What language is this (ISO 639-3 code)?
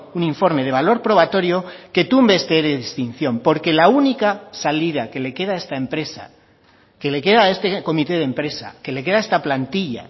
spa